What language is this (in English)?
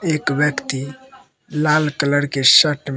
Hindi